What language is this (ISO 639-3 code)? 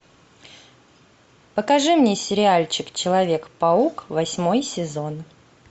rus